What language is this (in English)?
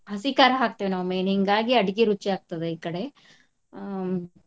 Kannada